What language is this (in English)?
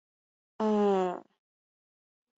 Chinese